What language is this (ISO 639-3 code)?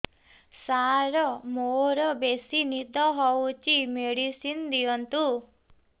ori